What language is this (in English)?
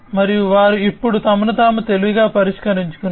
Telugu